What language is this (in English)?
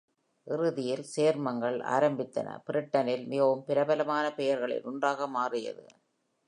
Tamil